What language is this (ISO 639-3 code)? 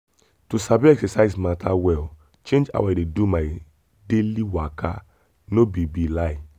pcm